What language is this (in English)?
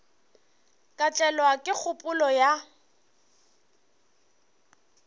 Northern Sotho